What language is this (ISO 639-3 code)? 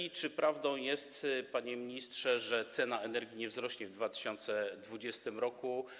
pol